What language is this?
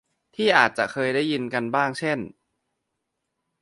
Thai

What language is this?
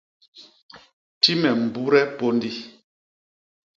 Basaa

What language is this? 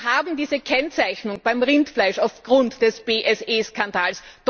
German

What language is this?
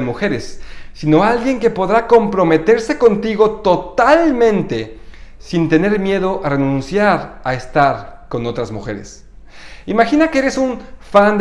Spanish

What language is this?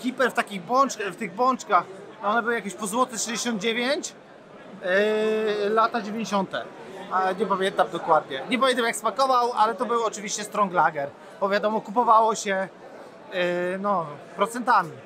Polish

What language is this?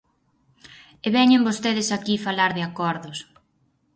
Galician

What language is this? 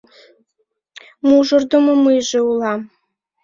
Mari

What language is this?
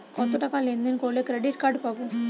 Bangla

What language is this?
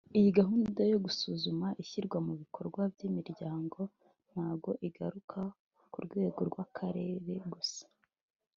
Kinyarwanda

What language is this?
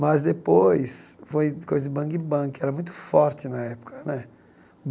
Portuguese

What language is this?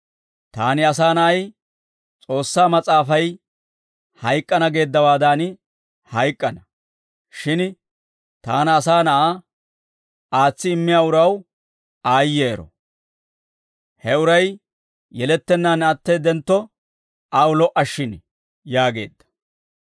Dawro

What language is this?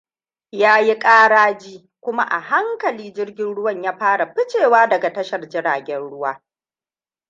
Hausa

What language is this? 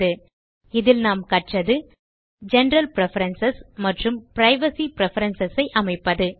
Tamil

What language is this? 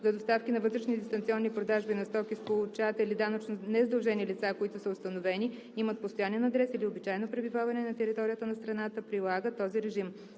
Bulgarian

